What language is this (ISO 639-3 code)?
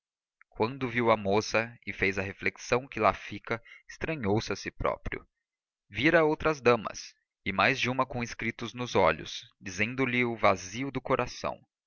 por